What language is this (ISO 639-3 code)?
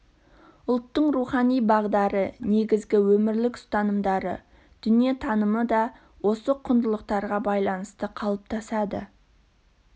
kaz